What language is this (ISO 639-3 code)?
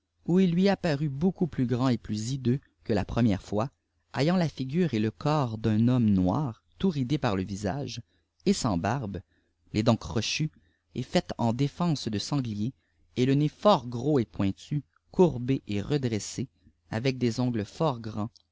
fra